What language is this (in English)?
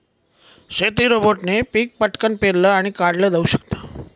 Marathi